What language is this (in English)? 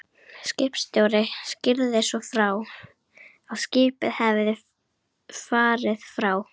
Icelandic